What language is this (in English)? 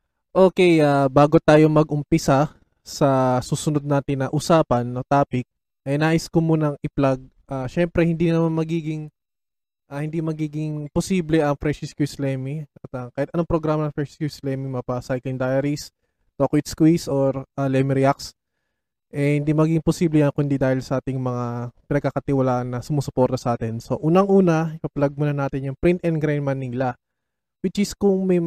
Filipino